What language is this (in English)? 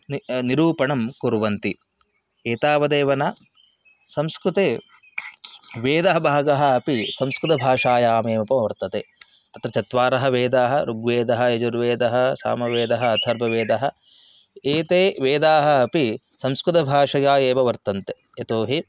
Sanskrit